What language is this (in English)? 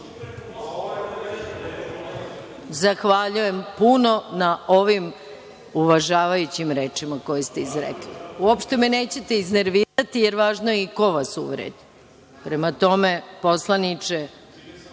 Serbian